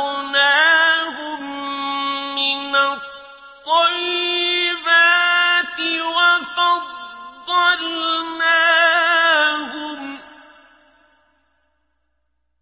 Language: Arabic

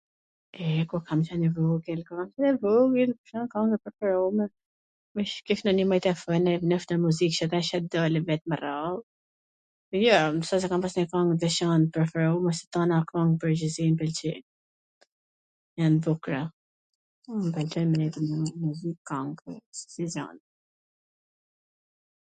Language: Gheg Albanian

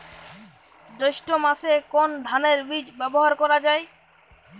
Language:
Bangla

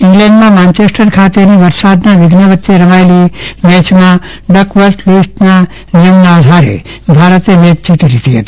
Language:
Gujarati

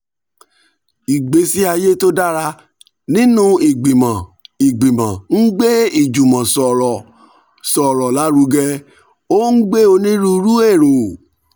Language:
Yoruba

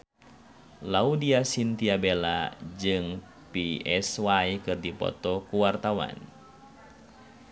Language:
Sundanese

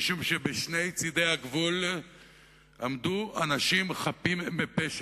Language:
Hebrew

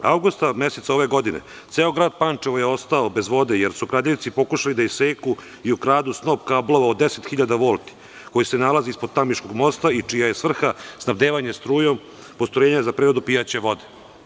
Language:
Serbian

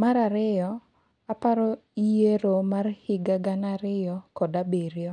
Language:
Luo (Kenya and Tanzania)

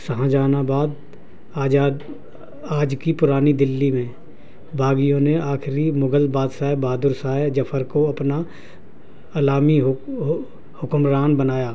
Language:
Urdu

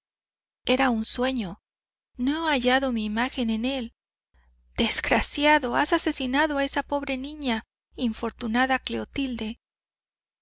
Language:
Spanish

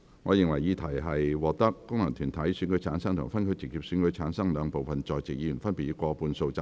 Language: Cantonese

